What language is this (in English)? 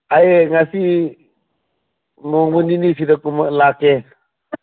Manipuri